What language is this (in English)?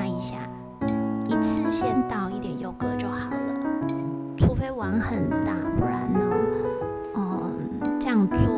Chinese